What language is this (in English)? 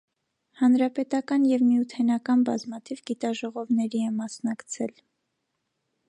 Armenian